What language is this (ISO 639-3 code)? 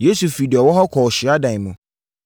aka